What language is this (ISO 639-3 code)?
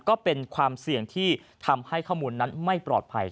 tha